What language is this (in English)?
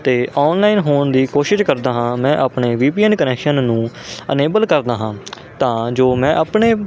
Punjabi